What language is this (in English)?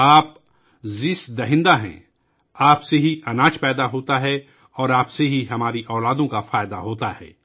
Urdu